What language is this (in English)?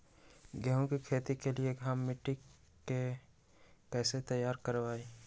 Magahi